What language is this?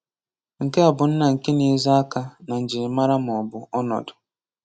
Igbo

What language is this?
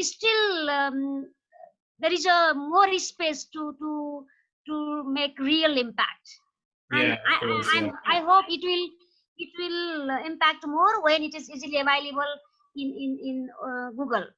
English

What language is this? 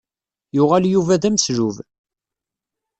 Kabyle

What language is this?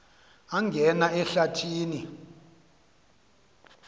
Xhosa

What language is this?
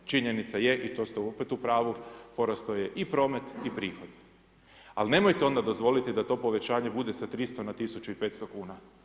Croatian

